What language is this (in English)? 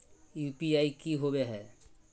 Magahi